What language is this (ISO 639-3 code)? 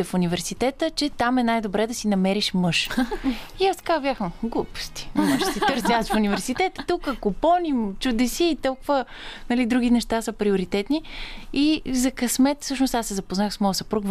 bul